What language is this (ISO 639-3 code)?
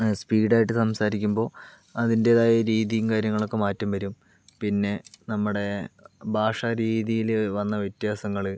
mal